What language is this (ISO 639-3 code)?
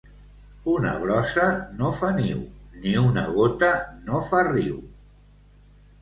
cat